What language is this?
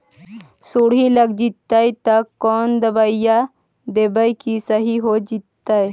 Magahi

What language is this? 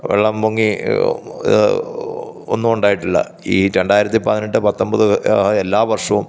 Malayalam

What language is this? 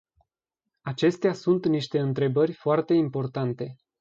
Romanian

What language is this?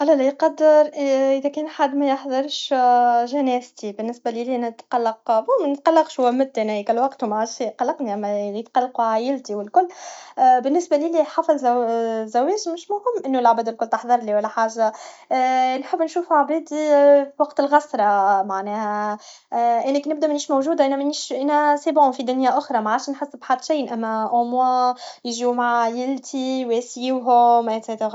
Tunisian Arabic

